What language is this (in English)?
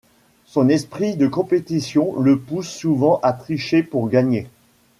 French